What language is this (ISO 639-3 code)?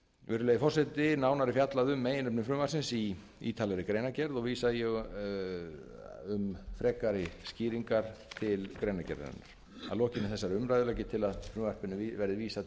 isl